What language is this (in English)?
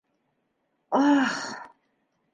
Bashkir